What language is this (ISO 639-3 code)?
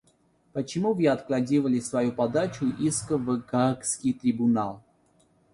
rus